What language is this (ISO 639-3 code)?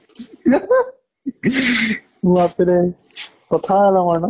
asm